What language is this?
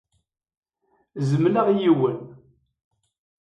Kabyle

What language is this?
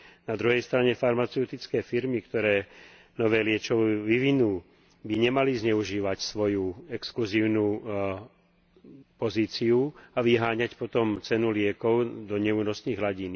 Slovak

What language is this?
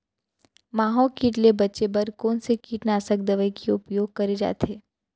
Chhattisgarhi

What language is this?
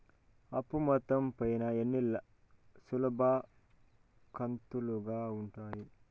Telugu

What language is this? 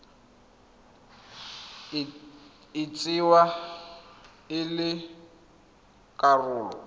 Tswana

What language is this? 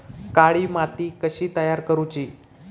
Marathi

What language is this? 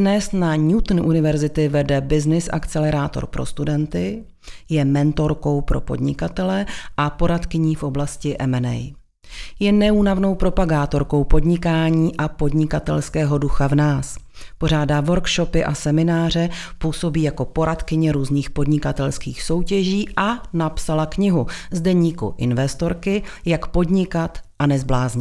Czech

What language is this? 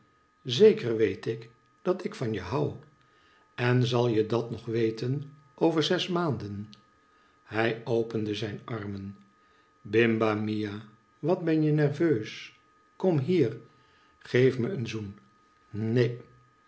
Dutch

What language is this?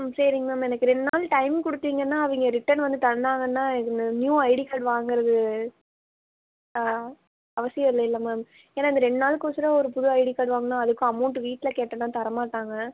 Tamil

